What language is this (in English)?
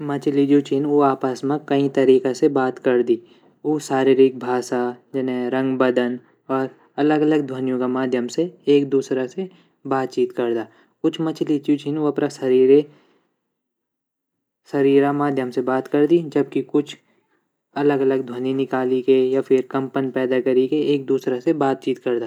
Garhwali